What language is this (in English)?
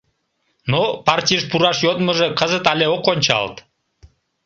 Mari